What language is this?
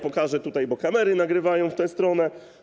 Polish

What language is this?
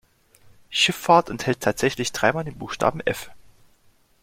German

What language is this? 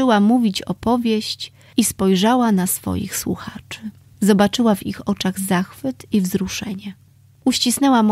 Polish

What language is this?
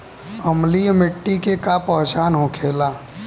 Bhojpuri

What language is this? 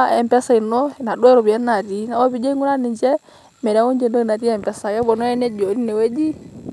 Masai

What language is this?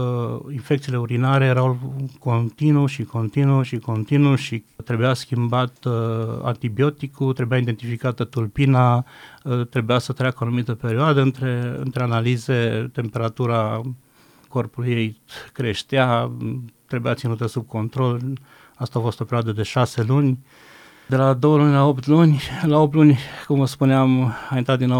Romanian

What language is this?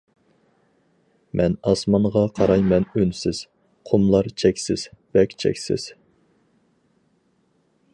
Uyghur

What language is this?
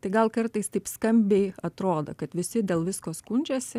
Lithuanian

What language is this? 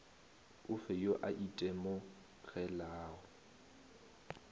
Northern Sotho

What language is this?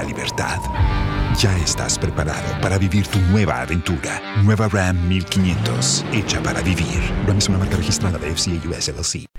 Swahili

